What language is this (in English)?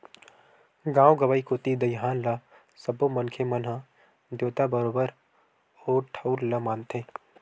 Chhattisgarhi